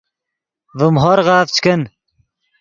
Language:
Yidgha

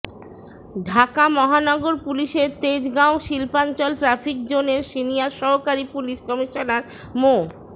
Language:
Bangla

